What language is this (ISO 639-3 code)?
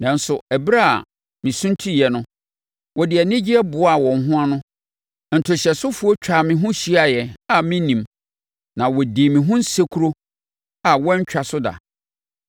aka